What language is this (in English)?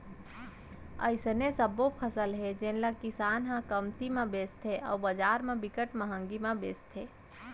Chhattisgarhi